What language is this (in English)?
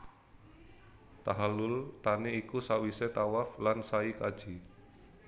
Javanese